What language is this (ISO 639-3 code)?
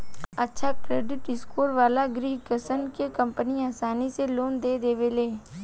bho